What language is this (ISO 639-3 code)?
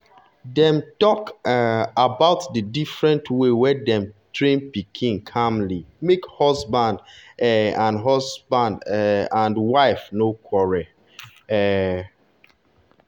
pcm